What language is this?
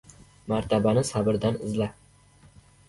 Uzbek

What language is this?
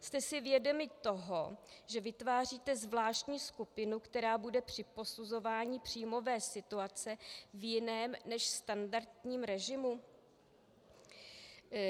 Czech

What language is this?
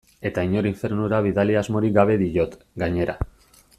Basque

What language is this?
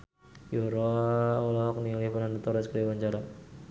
Sundanese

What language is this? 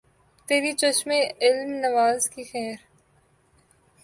Urdu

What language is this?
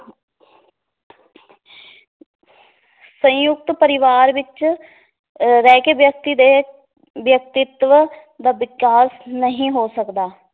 Punjabi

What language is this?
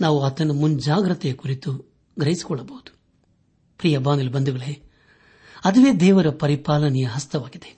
Kannada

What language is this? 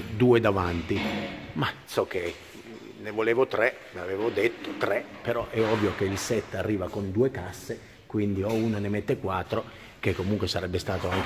Italian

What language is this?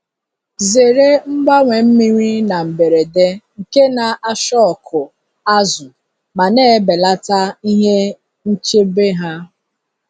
Igbo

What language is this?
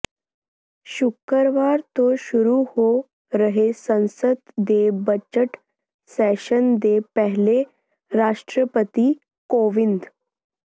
Punjabi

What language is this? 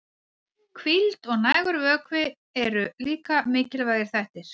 Icelandic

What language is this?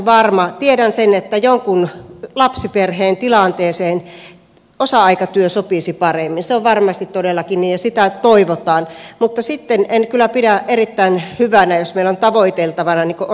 Finnish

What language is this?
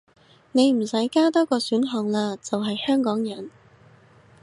Cantonese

